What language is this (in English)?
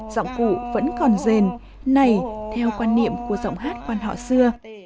Vietnamese